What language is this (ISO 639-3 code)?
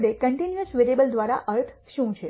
guj